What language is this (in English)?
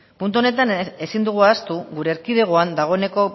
Basque